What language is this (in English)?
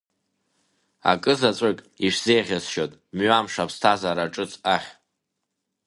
Abkhazian